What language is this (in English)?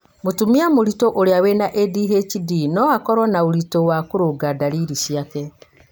Kikuyu